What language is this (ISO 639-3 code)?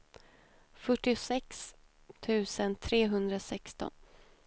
swe